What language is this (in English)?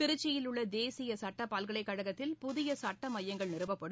Tamil